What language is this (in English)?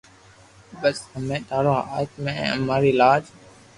Loarki